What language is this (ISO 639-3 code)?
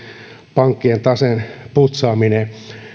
fin